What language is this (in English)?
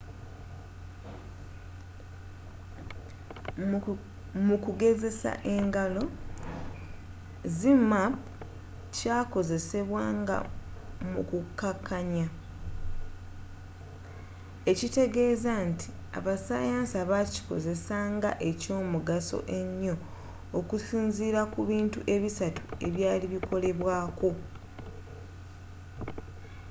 Ganda